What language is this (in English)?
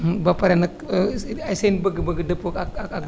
Wolof